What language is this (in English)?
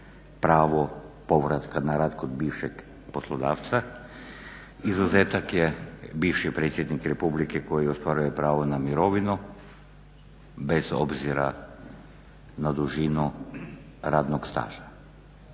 Croatian